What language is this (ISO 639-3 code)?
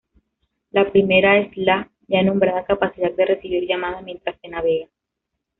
spa